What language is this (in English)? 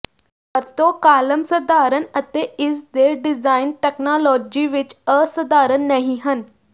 Punjabi